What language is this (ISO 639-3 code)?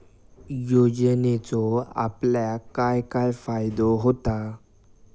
mar